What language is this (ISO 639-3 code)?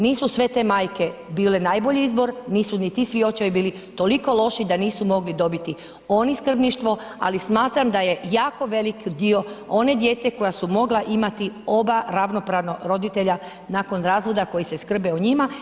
hrv